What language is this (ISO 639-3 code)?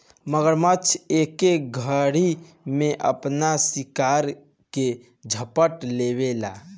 bho